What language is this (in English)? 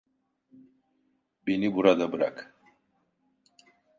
Turkish